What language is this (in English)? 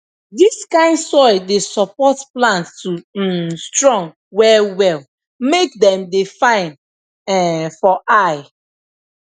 Nigerian Pidgin